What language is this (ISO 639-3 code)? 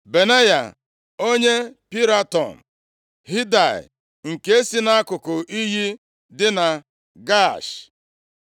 ibo